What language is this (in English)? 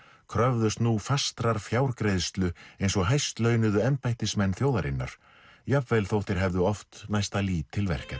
Icelandic